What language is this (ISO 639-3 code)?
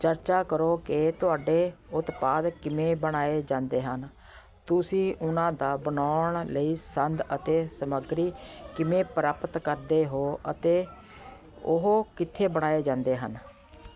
pan